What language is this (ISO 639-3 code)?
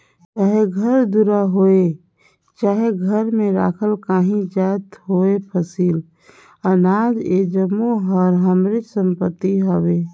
hne